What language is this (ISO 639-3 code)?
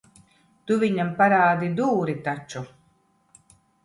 lav